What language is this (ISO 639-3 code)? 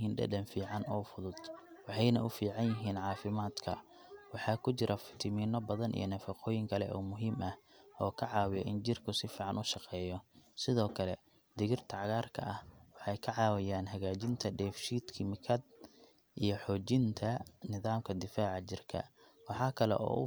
som